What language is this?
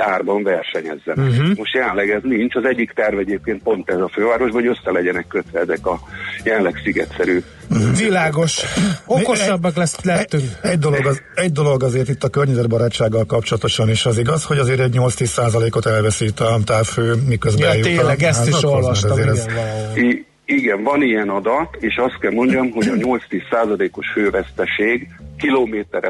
Hungarian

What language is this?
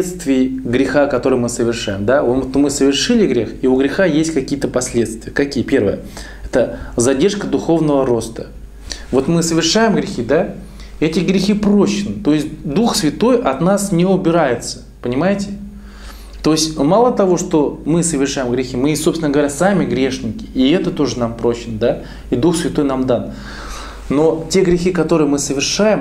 Russian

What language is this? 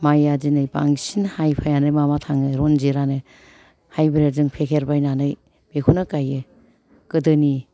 Bodo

